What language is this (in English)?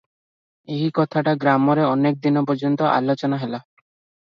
Odia